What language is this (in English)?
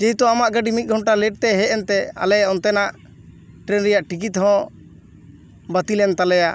Santali